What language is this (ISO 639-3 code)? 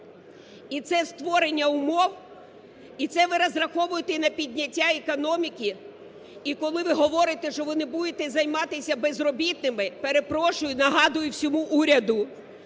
ukr